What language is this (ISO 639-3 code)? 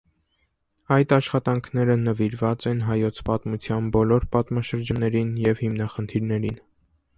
hye